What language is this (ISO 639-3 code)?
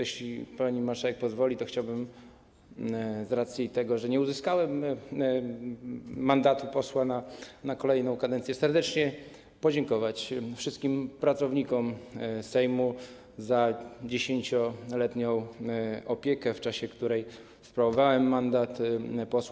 pol